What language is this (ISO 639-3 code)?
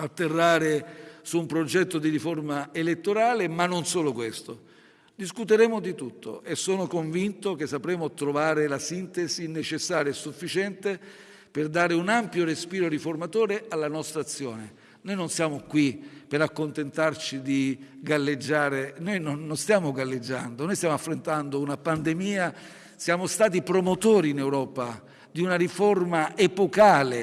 ita